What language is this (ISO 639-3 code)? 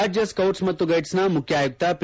kan